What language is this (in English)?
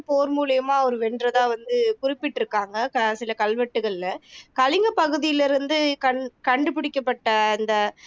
Tamil